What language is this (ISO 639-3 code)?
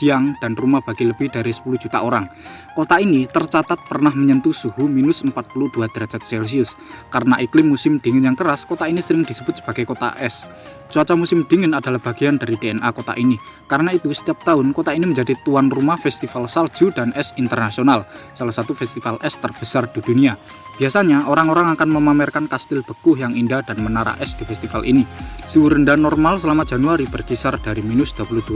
ind